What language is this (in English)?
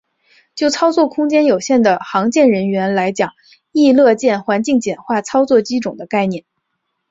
Chinese